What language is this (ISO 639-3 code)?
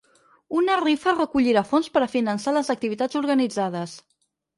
cat